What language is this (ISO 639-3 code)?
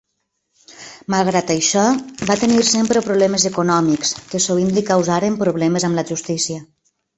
cat